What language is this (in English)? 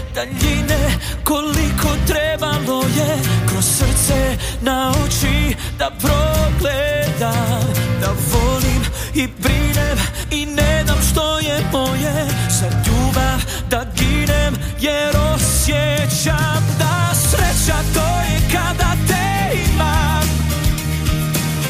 Croatian